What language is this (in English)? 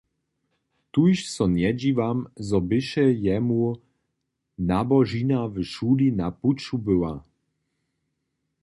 Upper Sorbian